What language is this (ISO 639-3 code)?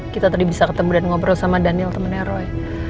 ind